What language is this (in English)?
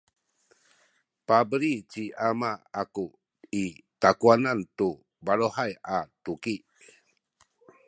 Sakizaya